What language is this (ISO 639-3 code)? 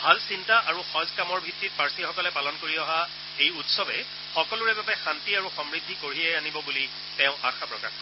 asm